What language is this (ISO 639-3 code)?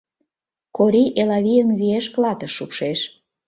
chm